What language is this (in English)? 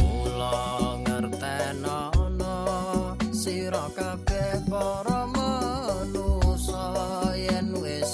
Javanese